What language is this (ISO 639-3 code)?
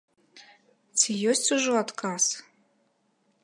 bel